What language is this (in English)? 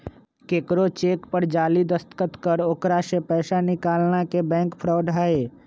Magahi